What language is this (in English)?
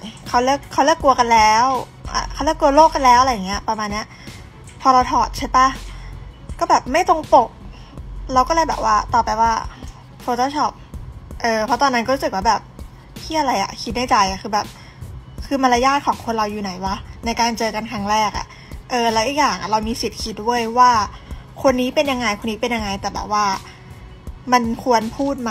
Thai